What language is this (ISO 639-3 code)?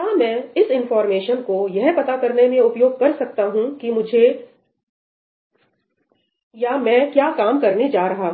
hin